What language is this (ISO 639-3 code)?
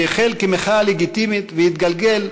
heb